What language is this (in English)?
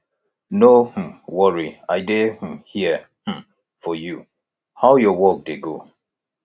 Nigerian Pidgin